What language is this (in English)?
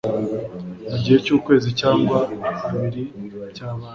Kinyarwanda